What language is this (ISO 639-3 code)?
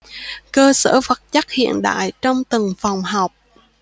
vie